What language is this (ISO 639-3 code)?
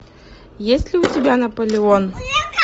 rus